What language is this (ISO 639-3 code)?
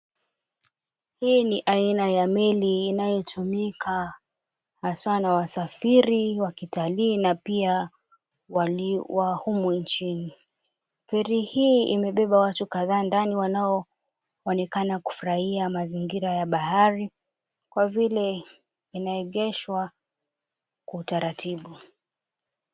swa